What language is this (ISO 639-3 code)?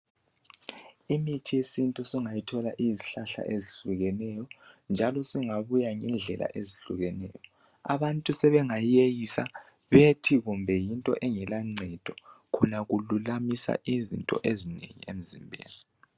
nde